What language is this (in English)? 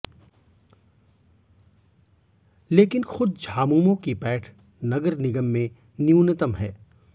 Hindi